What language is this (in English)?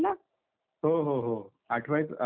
Marathi